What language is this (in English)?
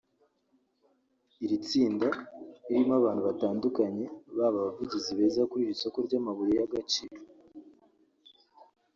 Kinyarwanda